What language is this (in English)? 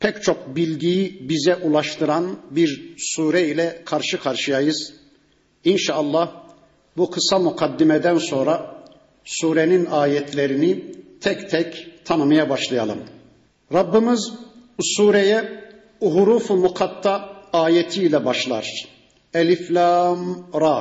Turkish